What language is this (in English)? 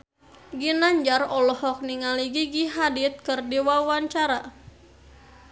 Sundanese